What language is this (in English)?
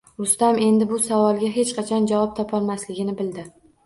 Uzbek